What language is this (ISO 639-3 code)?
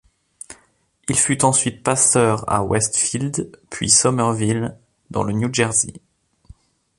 fra